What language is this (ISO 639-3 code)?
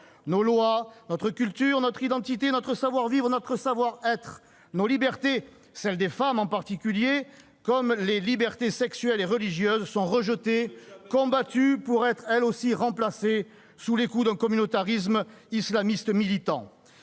fra